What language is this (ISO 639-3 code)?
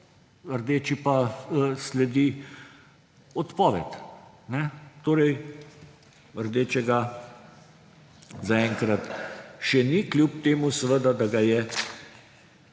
slv